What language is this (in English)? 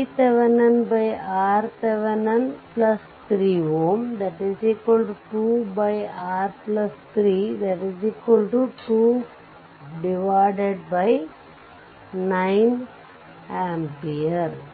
Kannada